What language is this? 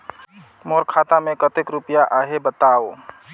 Chhattisgarhi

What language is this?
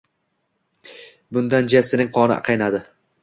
Uzbek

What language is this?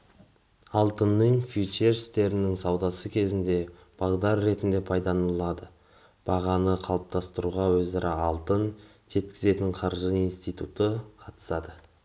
Kazakh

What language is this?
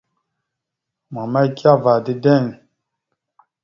Mada (Cameroon)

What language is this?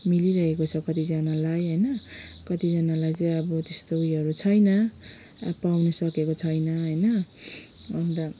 Nepali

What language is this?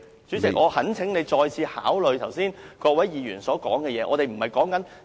Cantonese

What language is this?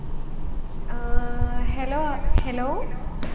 Malayalam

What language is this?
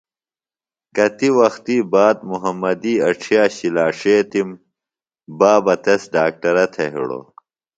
Phalura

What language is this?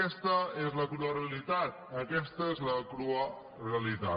Catalan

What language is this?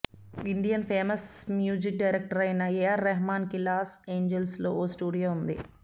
Telugu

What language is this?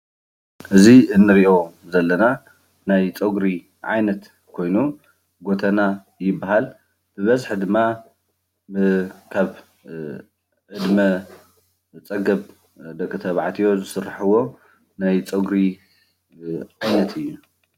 Tigrinya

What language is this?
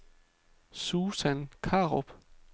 Danish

